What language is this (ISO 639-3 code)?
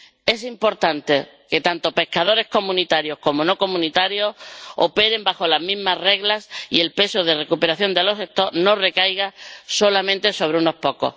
spa